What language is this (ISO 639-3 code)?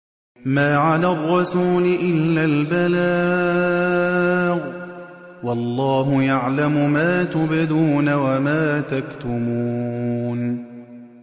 ara